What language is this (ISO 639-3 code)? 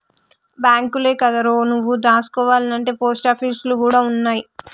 tel